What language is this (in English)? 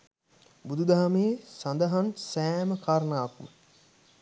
Sinhala